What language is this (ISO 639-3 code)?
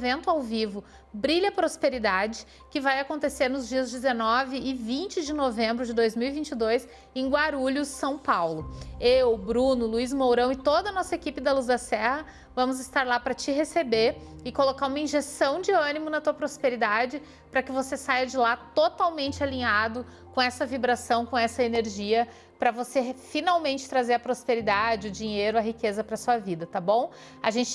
por